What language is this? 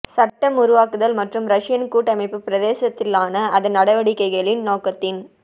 Tamil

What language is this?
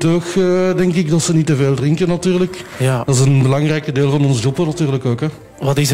Dutch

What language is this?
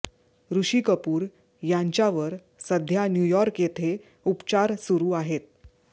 Marathi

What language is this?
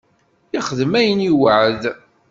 Kabyle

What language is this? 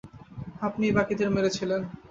Bangla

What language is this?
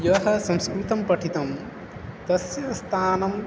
Sanskrit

